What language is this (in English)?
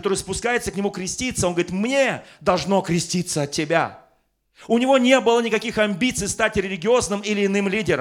Russian